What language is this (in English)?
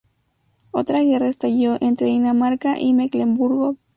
Spanish